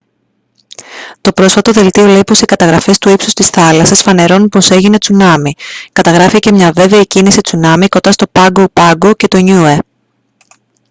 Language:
Greek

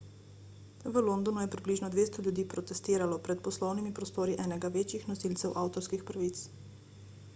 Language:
Slovenian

